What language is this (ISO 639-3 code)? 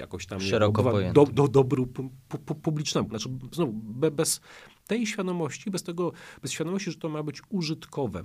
pol